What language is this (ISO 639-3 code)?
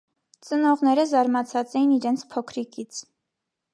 hye